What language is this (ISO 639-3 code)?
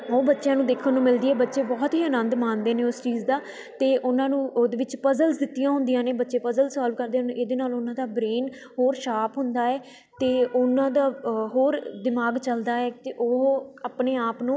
pan